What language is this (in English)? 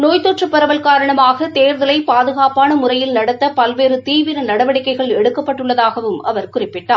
Tamil